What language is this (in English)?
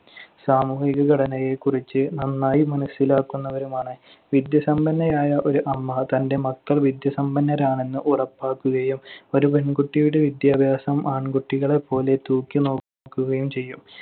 Malayalam